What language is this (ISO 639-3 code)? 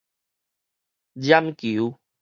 nan